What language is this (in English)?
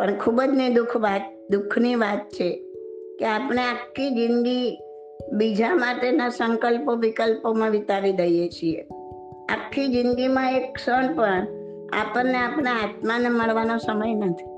Gujarati